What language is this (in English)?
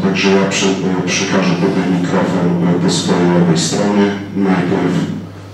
Polish